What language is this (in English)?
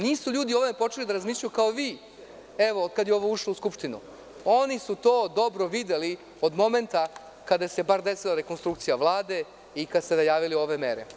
Serbian